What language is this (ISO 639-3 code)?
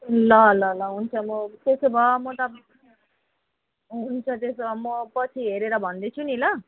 nep